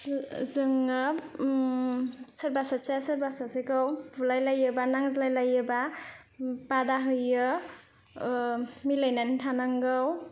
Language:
Bodo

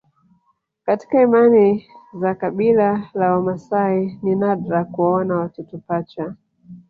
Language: Swahili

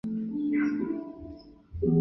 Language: Chinese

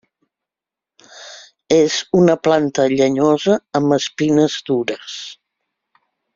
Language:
Catalan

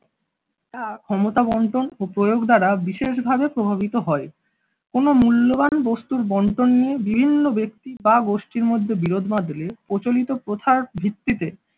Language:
Bangla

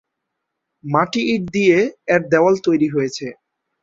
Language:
Bangla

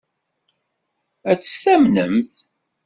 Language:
Kabyle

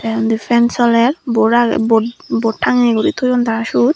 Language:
Chakma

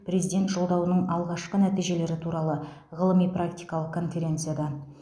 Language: Kazakh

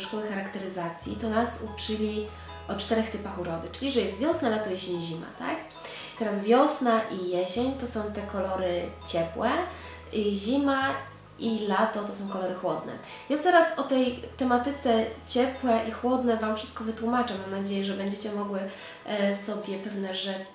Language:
Polish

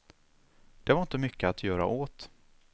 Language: Swedish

